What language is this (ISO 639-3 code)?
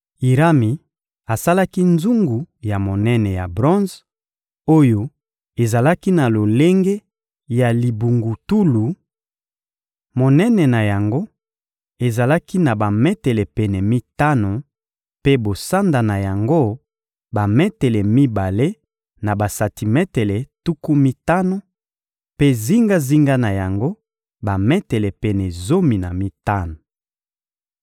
lin